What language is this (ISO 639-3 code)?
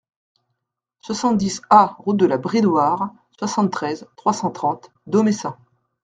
fra